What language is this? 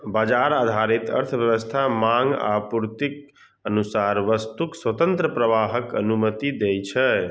Maithili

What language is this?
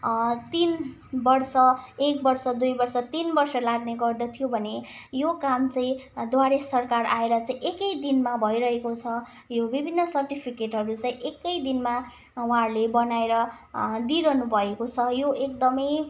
Nepali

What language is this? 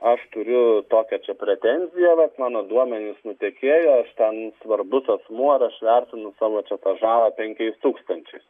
Lithuanian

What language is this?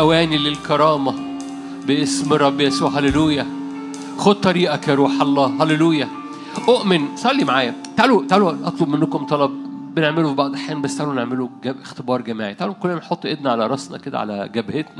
Arabic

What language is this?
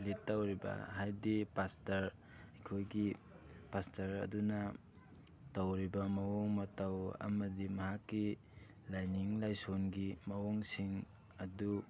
Manipuri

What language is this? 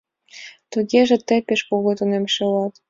Mari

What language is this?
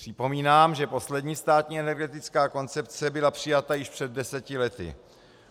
Czech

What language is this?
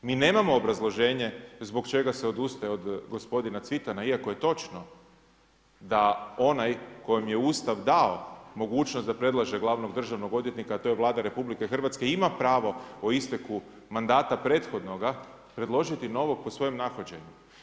Croatian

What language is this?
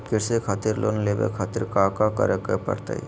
Magahi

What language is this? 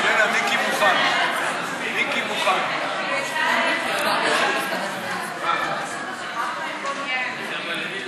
Hebrew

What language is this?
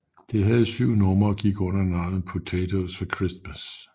Danish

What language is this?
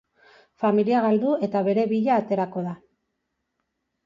Basque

